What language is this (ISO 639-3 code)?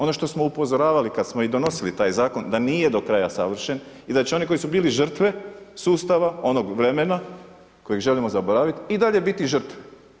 hrv